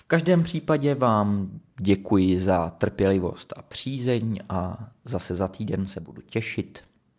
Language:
Czech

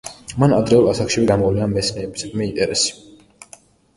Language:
Georgian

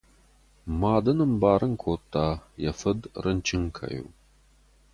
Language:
Ossetic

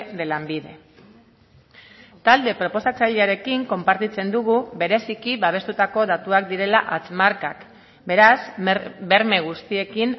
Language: Basque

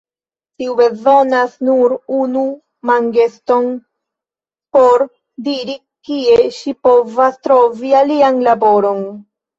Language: Esperanto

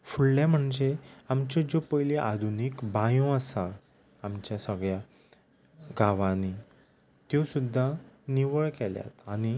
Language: Konkani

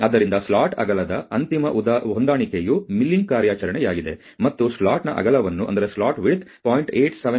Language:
Kannada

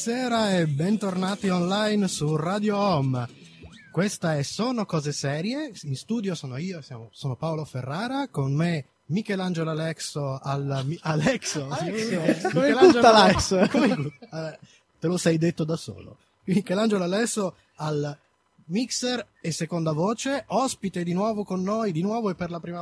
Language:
Italian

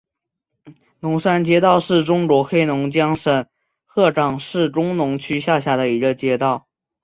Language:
Chinese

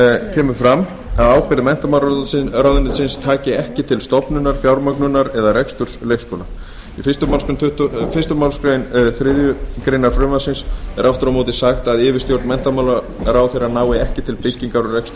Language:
Icelandic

